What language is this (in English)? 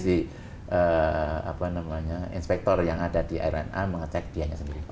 Indonesian